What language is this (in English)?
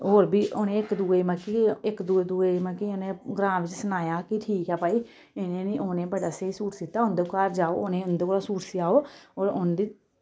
Dogri